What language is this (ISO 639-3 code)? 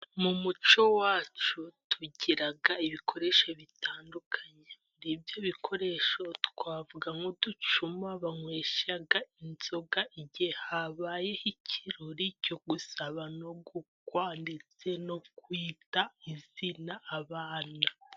kin